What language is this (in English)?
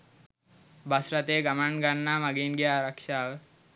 Sinhala